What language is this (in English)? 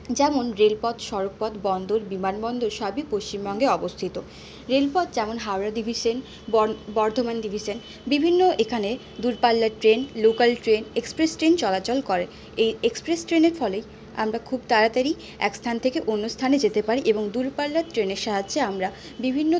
Bangla